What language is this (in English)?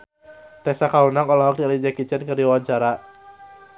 Sundanese